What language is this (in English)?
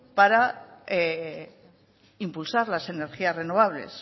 Spanish